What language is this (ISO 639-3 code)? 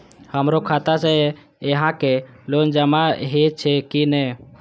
mai